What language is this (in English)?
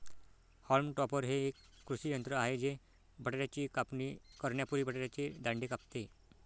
Marathi